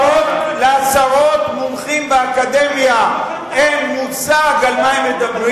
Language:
Hebrew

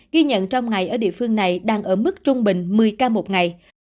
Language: Vietnamese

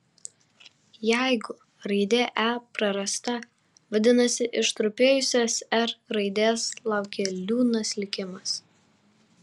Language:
Lithuanian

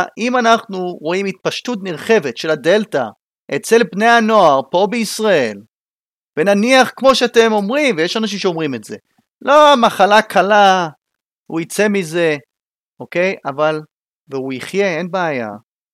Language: Hebrew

